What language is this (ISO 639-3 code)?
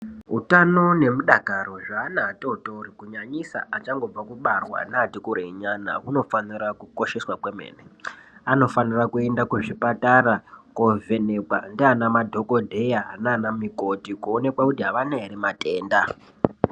ndc